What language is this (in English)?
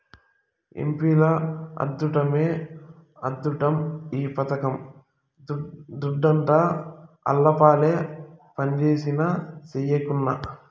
Telugu